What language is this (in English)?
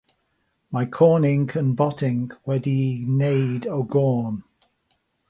Welsh